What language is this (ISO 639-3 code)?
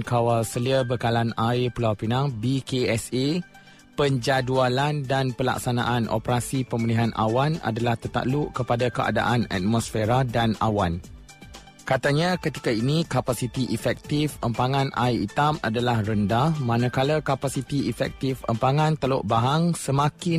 msa